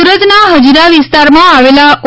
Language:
Gujarati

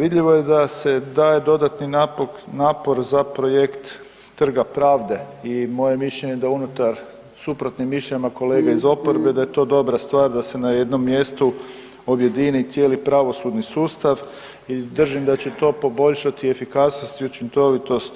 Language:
Croatian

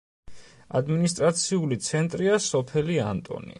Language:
Georgian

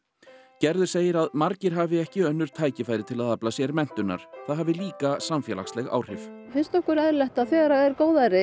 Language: Icelandic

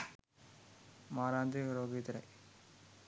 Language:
Sinhala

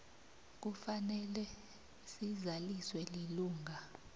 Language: South Ndebele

